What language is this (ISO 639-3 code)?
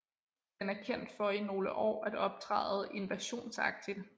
dan